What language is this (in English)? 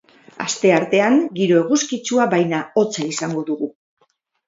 Basque